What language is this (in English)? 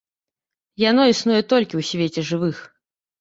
Belarusian